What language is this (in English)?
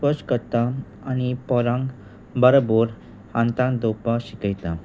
Konkani